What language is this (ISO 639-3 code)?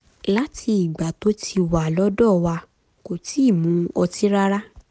yor